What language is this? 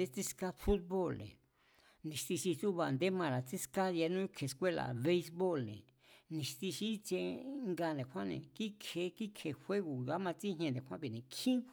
Mazatlán Mazatec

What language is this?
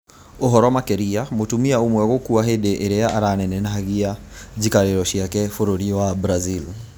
Kikuyu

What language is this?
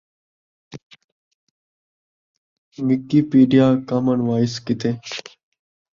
Saraiki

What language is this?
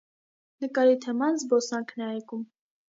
Armenian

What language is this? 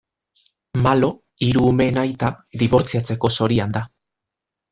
Basque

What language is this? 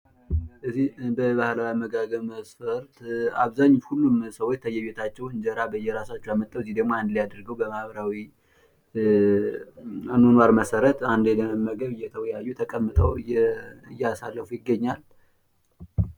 Amharic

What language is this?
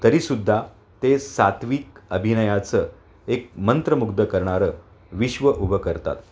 Marathi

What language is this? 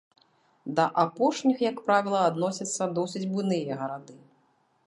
Belarusian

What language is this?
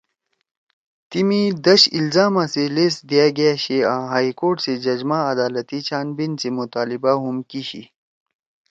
Torwali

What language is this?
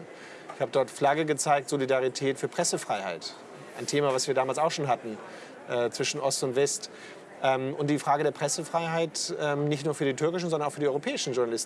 German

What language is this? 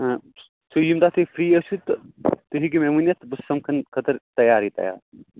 Kashmiri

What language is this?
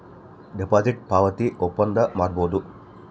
Kannada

